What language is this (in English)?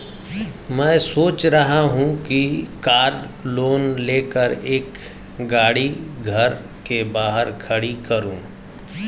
Hindi